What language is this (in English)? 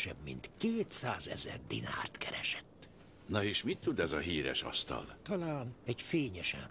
Hungarian